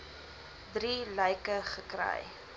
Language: Afrikaans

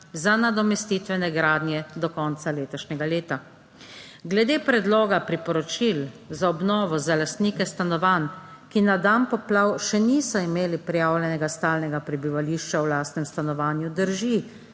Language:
Slovenian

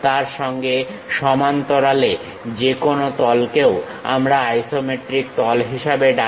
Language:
Bangla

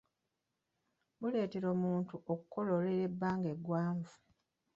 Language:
Ganda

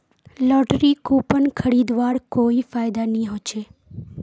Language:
Magahi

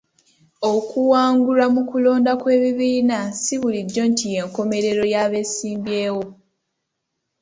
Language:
Ganda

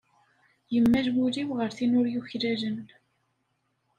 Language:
Kabyle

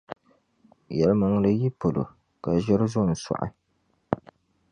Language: Dagbani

